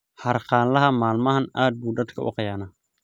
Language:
Somali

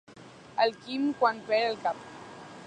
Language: Catalan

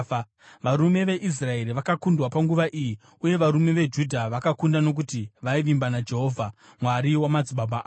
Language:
Shona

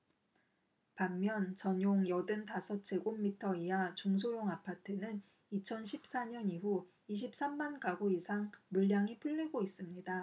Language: Korean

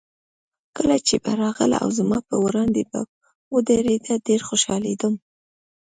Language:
Pashto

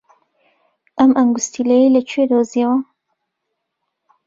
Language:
Central Kurdish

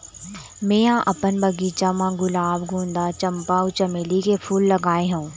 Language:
Chhattisgarhi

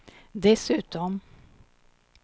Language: Swedish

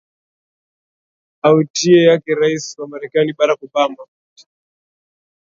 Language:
Swahili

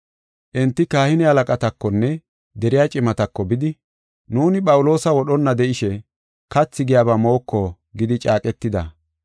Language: Gofa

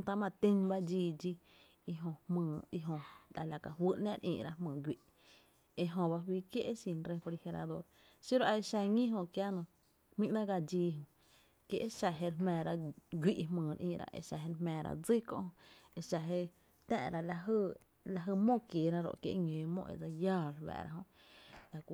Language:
Tepinapa Chinantec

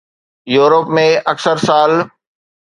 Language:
Sindhi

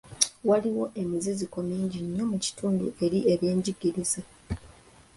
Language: Ganda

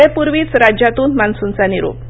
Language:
Marathi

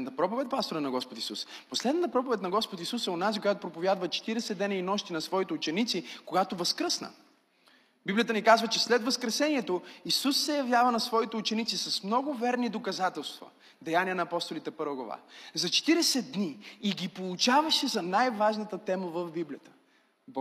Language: Bulgarian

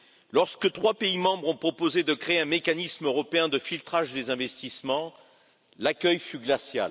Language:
French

